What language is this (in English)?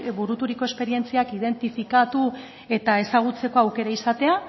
Basque